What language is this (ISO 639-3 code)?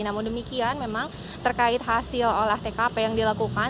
ind